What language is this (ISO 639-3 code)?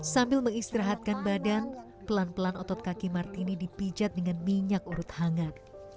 ind